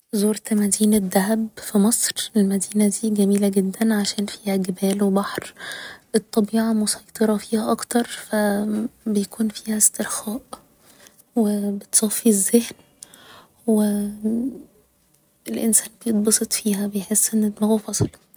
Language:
Egyptian Arabic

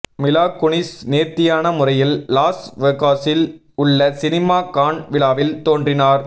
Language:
Tamil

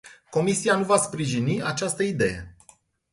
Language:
Romanian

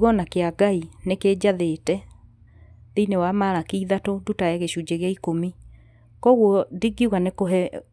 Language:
Kikuyu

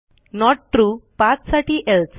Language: Marathi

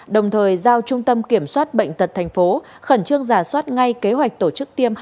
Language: Vietnamese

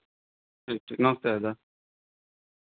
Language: Hindi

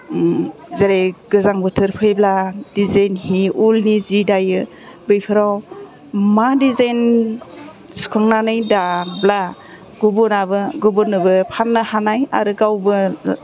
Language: Bodo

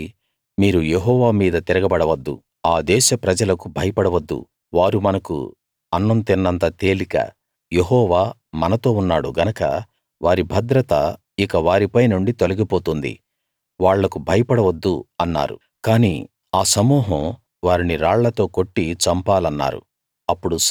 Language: Telugu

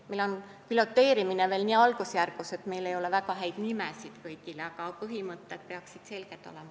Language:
Estonian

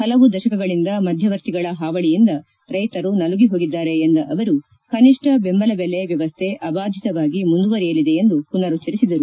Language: Kannada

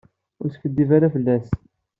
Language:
Kabyle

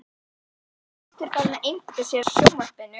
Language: Icelandic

